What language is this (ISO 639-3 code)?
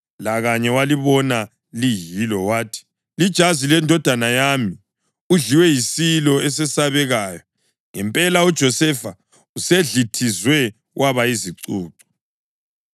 nde